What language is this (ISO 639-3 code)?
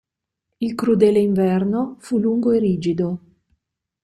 ita